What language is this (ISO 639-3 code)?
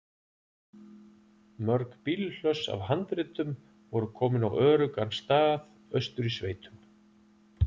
isl